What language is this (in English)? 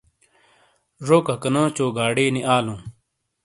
Shina